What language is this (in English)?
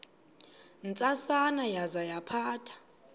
Xhosa